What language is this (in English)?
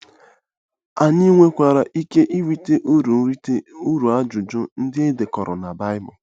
Igbo